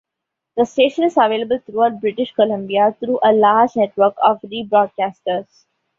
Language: English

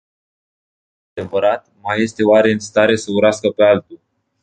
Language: Romanian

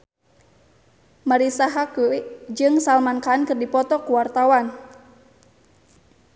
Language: Sundanese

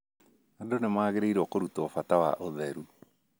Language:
Kikuyu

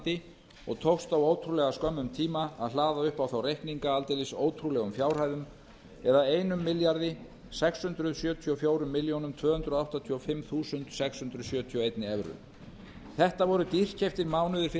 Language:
Icelandic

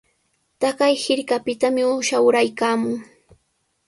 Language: Sihuas Ancash Quechua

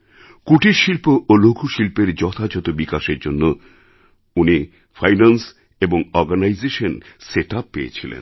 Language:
Bangla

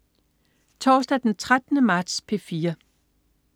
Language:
Danish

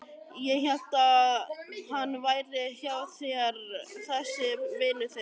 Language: Icelandic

